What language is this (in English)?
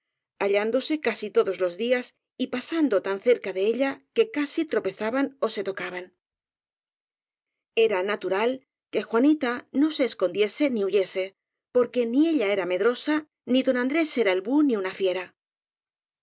Spanish